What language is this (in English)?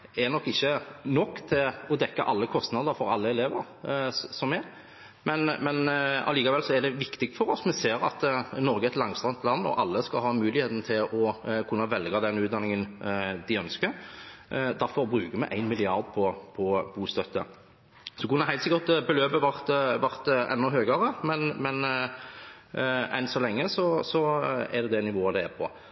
Norwegian Bokmål